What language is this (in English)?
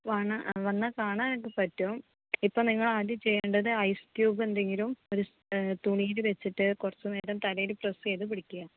Malayalam